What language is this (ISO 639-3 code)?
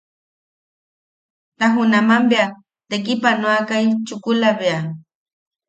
yaq